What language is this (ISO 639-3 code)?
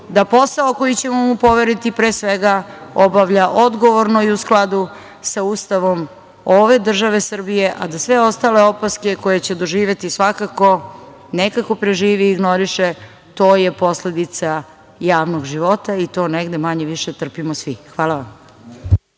srp